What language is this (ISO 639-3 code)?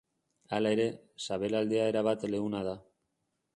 eus